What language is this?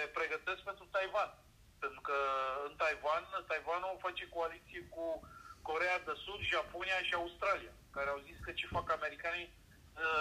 Romanian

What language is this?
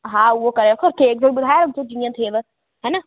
Sindhi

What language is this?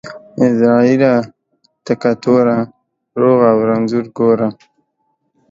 Pashto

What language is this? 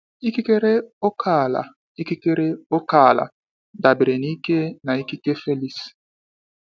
Igbo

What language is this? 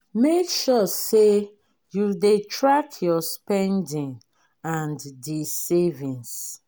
Nigerian Pidgin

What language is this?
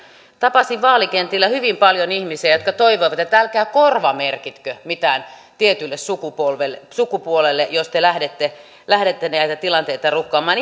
Finnish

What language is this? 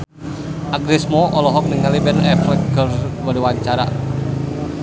Sundanese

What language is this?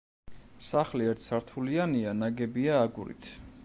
Georgian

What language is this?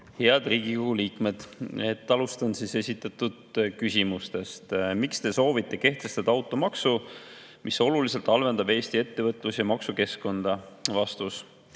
Estonian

